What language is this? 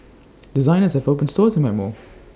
English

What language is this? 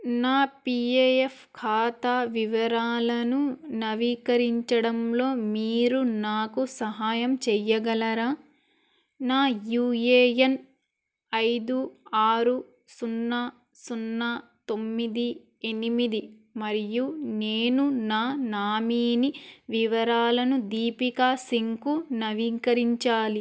Telugu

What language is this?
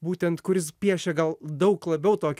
Lithuanian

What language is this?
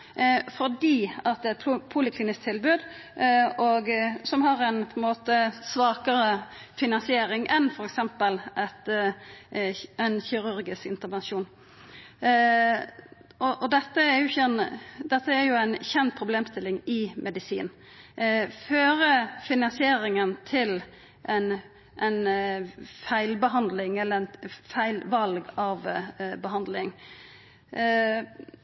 Norwegian Nynorsk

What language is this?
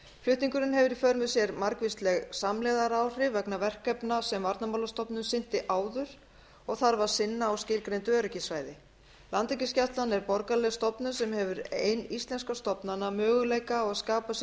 Icelandic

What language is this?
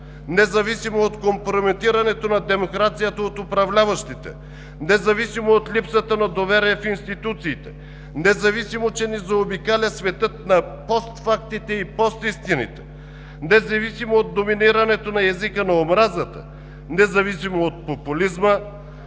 Bulgarian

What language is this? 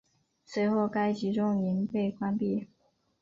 Chinese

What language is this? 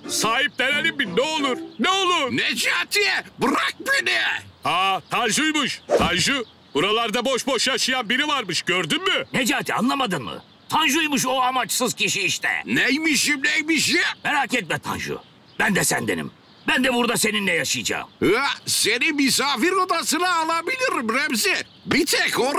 Turkish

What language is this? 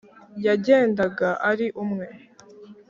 Kinyarwanda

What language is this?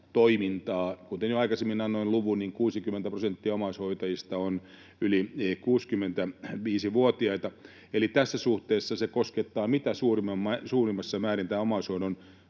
Finnish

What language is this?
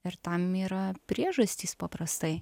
Lithuanian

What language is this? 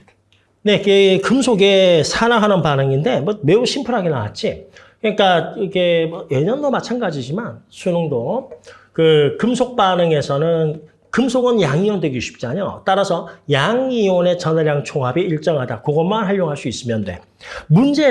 Korean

